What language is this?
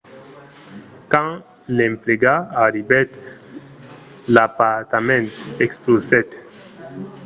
Occitan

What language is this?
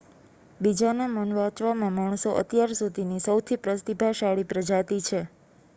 Gujarati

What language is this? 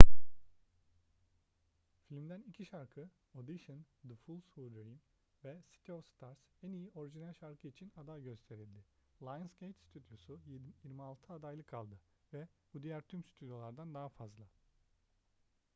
Turkish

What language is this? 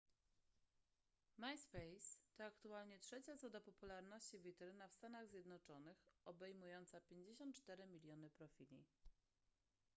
Polish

